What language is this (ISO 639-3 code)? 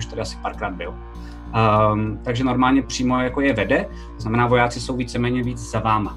ces